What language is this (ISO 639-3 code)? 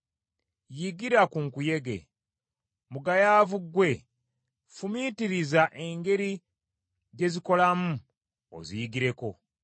lug